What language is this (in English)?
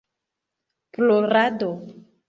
Esperanto